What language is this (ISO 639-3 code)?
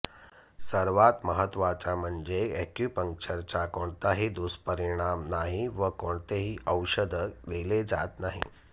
mar